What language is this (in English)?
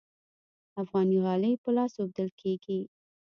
Pashto